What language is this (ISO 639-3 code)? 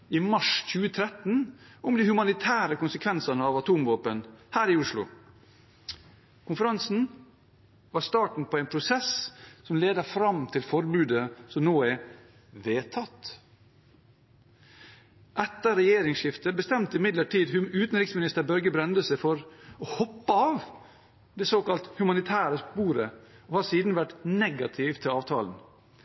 nob